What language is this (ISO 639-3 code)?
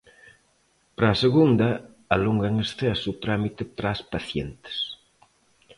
glg